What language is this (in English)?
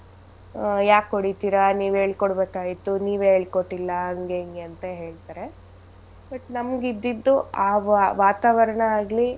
Kannada